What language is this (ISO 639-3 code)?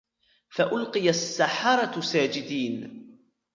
ara